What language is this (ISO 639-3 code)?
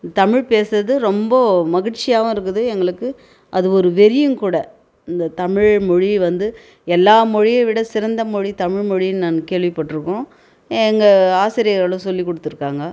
tam